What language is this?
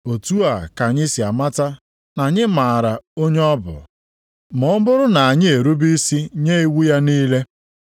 Igbo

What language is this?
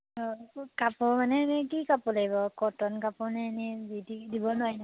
Assamese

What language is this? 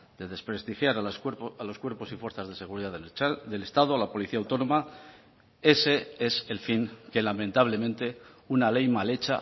Spanish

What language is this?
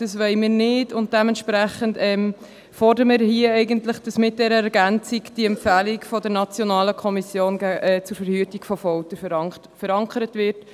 Swiss German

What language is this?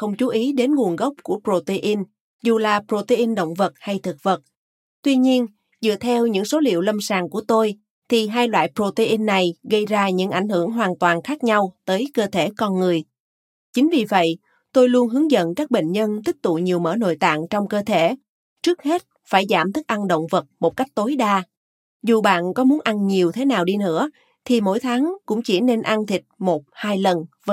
Vietnamese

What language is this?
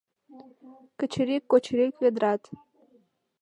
Mari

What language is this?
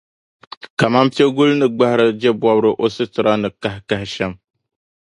Dagbani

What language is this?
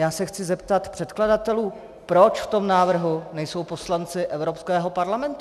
Czech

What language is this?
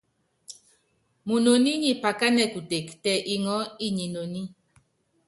Yangben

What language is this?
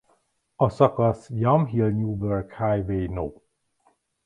Hungarian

